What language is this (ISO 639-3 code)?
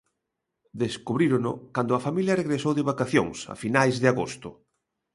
glg